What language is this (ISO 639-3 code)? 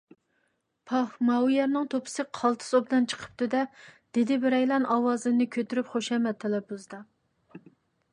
uig